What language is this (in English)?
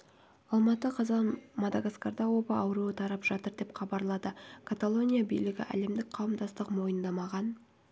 Kazakh